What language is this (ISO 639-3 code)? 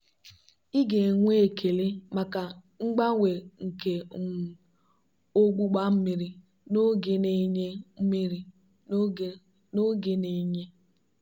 ibo